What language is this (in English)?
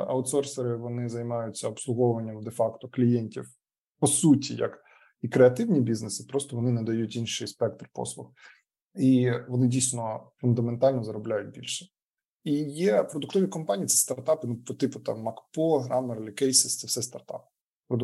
Ukrainian